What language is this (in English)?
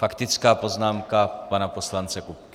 Czech